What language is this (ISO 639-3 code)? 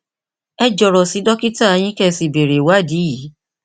yor